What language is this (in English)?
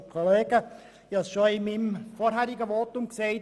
Swiss German